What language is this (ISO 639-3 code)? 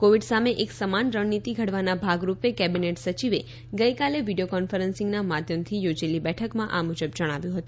guj